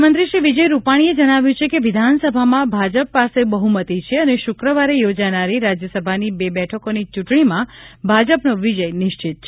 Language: Gujarati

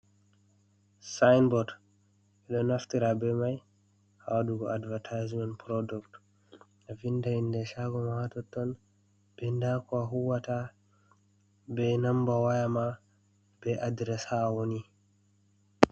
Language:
Fula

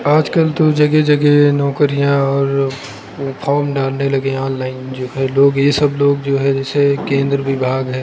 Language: Hindi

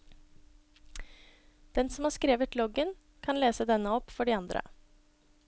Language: Norwegian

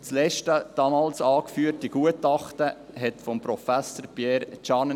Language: Swiss German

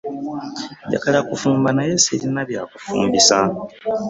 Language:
Ganda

